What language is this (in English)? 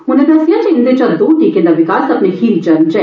Dogri